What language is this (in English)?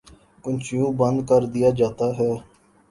Urdu